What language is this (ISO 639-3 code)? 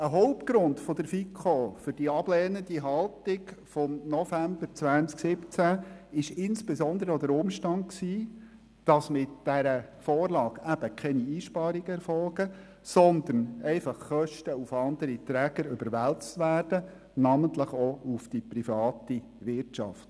gsw